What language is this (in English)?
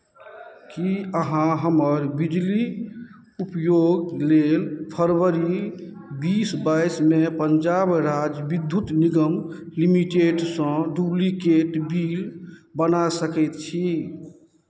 Maithili